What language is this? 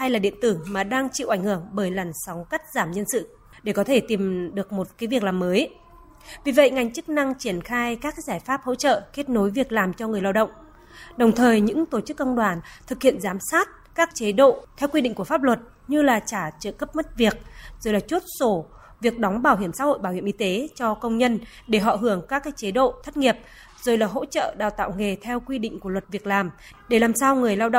Vietnamese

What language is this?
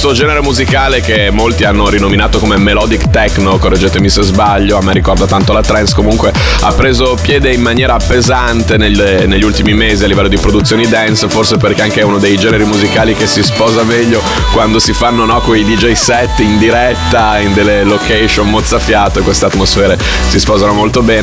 Italian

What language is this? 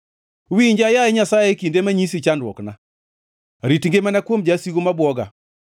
Luo (Kenya and Tanzania)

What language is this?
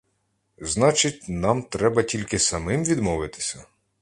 Ukrainian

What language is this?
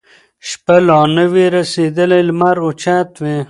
Pashto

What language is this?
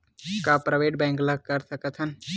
Chhattisgarhi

